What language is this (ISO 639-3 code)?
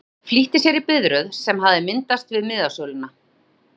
isl